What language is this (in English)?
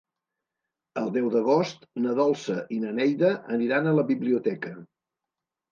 Catalan